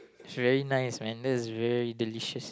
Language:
English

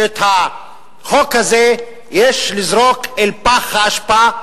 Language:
Hebrew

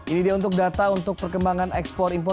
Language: Indonesian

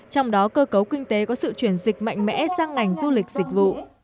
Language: Vietnamese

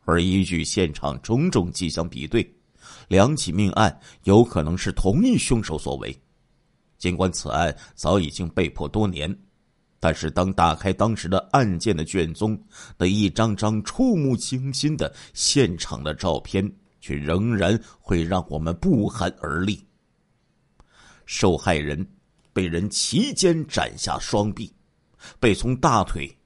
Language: Chinese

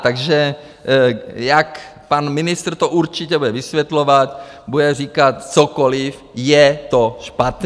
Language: Czech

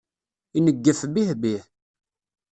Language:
Kabyle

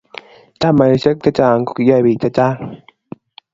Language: Kalenjin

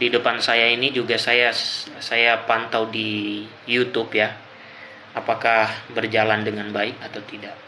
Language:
Indonesian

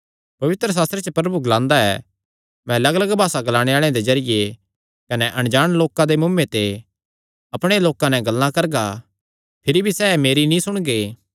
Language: Kangri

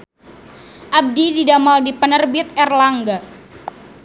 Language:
Sundanese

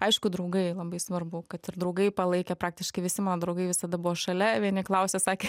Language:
Lithuanian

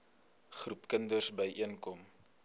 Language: Afrikaans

